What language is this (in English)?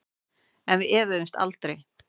Icelandic